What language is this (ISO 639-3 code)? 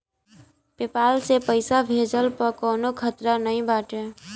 bho